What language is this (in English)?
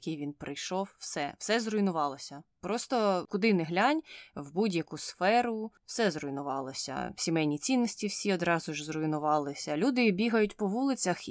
Ukrainian